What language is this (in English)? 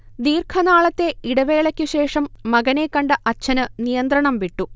Malayalam